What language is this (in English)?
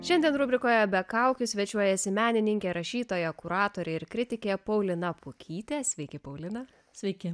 Lithuanian